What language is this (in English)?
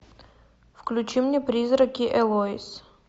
Russian